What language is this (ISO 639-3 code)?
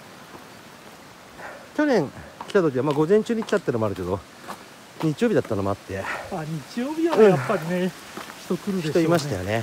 jpn